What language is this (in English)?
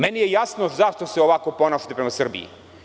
Serbian